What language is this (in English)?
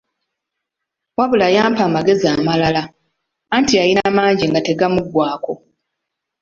Ganda